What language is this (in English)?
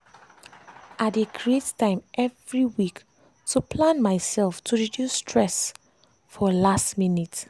Nigerian Pidgin